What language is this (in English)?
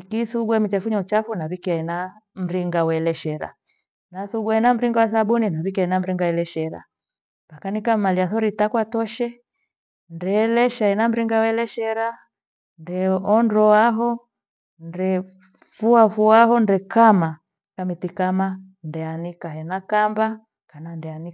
Gweno